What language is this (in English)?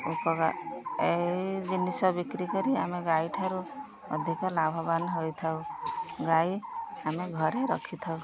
Odia